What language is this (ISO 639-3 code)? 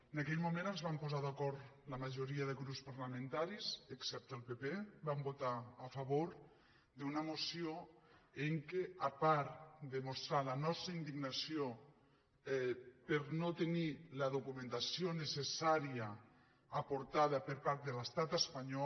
cat